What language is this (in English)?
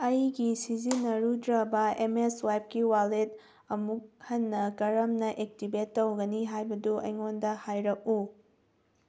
Manipuri